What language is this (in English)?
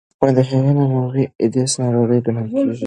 Pashto